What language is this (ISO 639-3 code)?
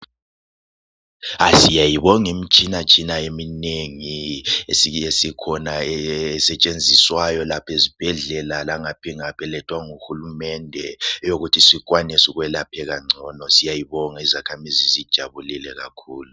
nde